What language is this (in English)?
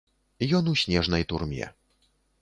Belarusian